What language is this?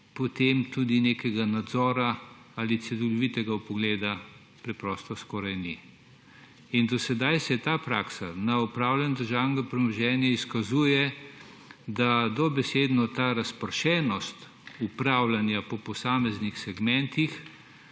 Slovenian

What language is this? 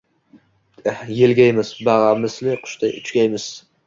Uzbek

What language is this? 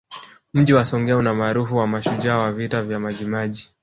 Swahili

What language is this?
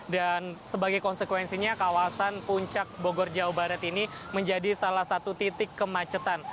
Indonesian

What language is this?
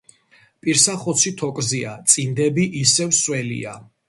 Georgian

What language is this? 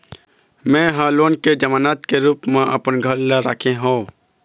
Chhattisgarhi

